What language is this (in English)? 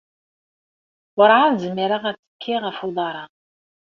Kabyle